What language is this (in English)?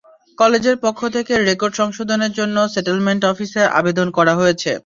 Bangla